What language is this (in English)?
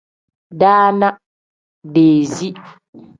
Tem